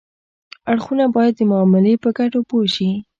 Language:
Pashto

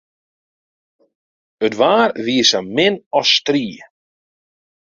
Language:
Western Frisian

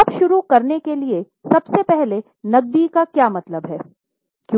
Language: Hindi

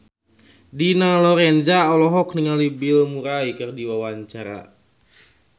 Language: Sundanese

